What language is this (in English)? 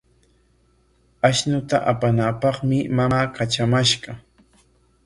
Corongo Ancash Quechua